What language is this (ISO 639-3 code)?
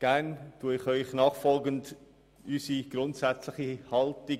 gsw